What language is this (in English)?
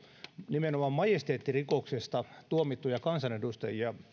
Finnish